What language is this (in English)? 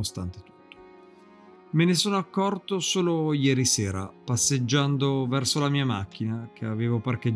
Italian